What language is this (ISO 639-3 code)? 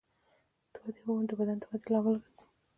pus